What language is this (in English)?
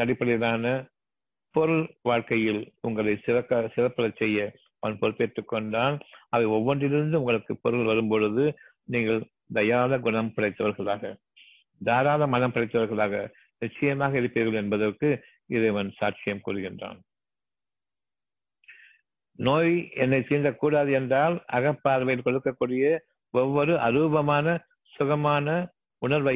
Tamil